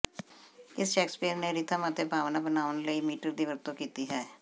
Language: Punjabi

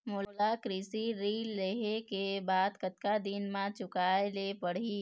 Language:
Chhattisgarhi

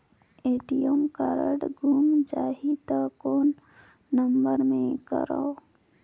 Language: Chhattisgarhi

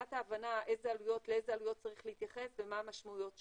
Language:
Hebrew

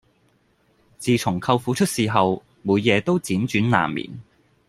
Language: Cantonese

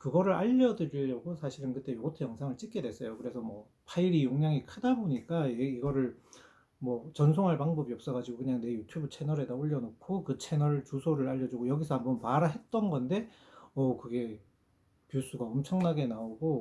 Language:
Korean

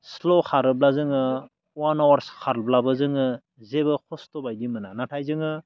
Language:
Bodo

